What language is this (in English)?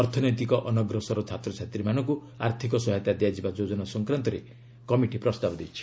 Odia